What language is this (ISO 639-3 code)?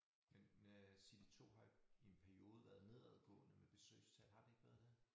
dan